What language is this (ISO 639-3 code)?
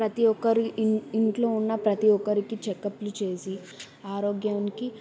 tel